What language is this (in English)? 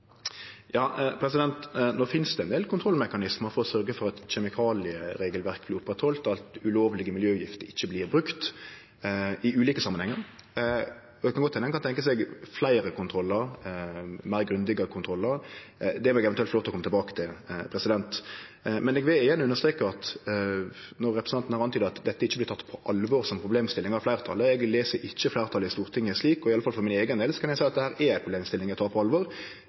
Norwegian Nynorsk